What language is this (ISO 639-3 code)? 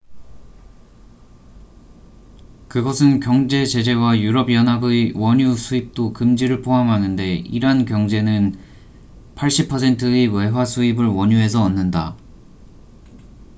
kor